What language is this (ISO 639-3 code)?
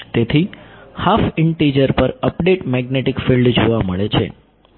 guj